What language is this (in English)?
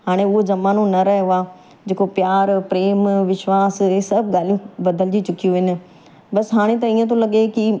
Sindhi